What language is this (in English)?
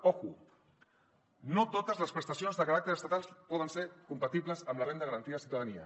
Catalan